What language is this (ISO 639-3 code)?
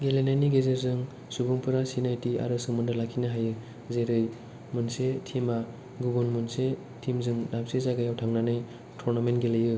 brx